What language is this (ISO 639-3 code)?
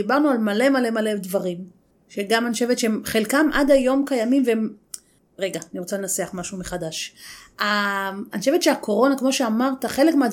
heb